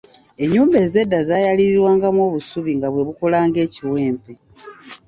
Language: Ganda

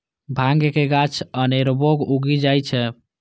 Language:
Maithili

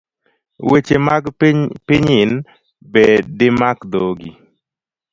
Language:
Luo (Kenya and Tanzania)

